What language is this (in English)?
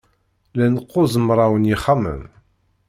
Kabyle